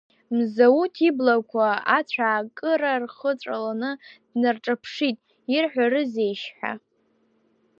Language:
Abkhazian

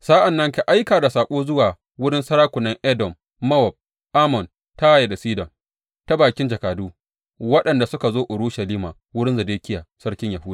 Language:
Hausa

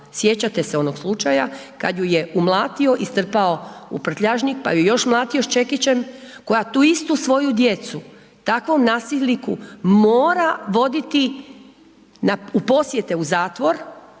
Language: Croatian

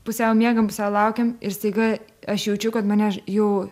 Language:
Lithuanian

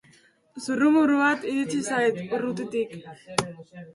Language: Basque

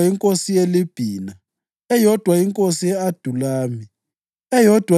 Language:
North Ndebele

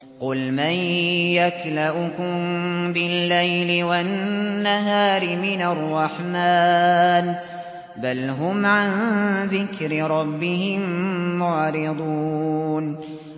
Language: Arabic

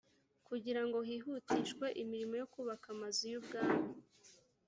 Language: Kinyarwanda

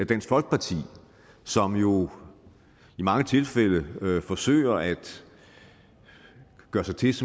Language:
Danish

